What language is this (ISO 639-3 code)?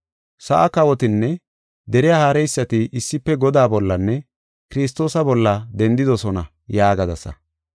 gof